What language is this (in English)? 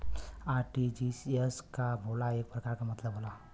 Bhojpuri